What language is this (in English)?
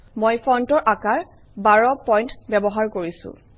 Assamese